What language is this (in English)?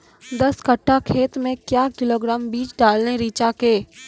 Maithili